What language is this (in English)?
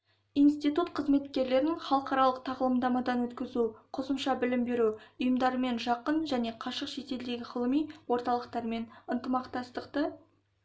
Kazakh